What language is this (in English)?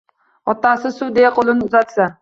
Uzbek